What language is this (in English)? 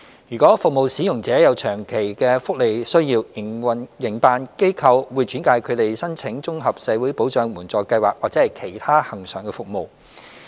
Cantonese